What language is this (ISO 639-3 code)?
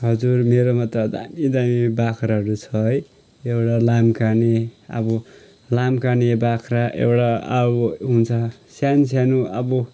nep